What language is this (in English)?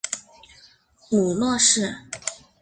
Chinese